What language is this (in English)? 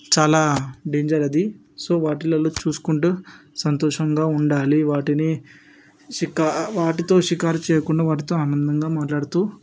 Telugu